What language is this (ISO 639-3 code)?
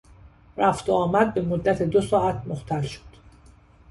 fas